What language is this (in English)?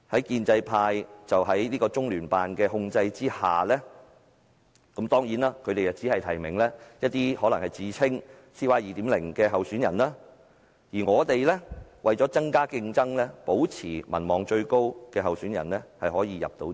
Cantonese